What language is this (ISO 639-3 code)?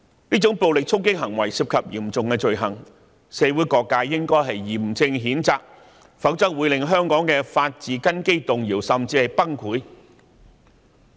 yue